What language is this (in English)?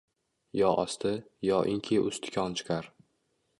Uzbek